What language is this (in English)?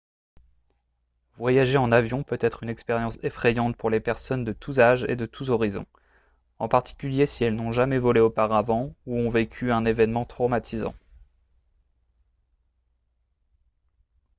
French